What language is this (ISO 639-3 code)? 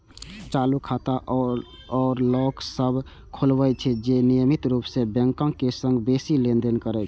mai